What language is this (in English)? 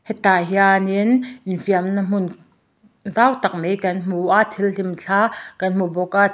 Mizo